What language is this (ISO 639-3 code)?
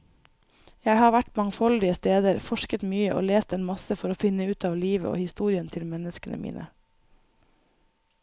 nor